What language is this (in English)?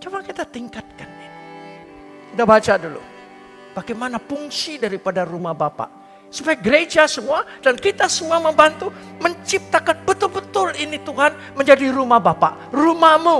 Indonesian